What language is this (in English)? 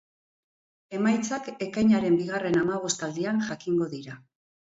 Basque